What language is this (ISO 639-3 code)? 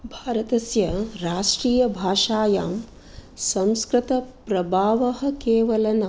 san